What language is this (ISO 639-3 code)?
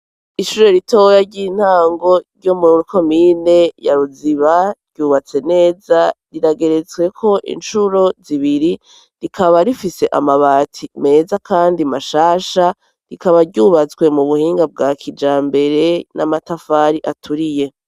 run